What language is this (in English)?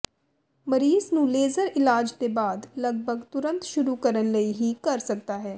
Punjabi